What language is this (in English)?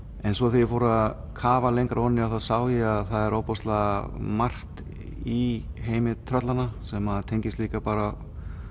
Icelandic